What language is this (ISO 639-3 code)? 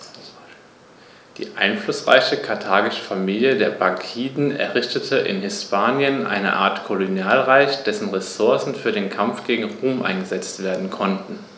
deu